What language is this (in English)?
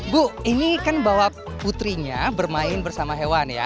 Indonesian